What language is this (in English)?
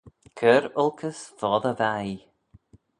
Manx